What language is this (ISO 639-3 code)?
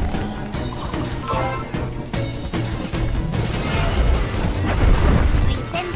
spa